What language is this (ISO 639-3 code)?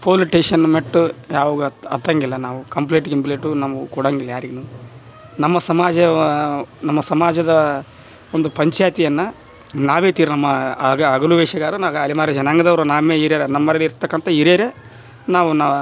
kan